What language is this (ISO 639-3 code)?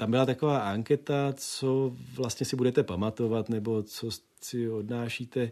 ces